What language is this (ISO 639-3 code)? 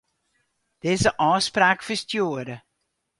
fry